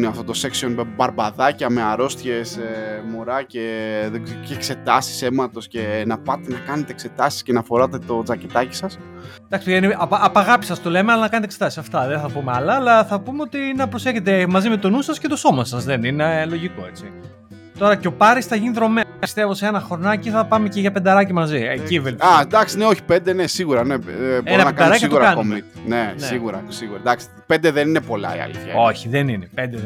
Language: Greek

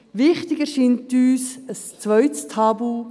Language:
Swiss German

